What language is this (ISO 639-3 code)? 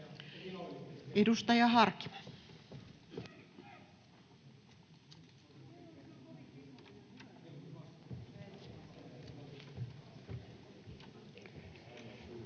fin